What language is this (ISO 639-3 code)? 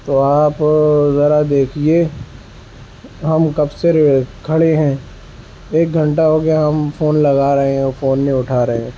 urd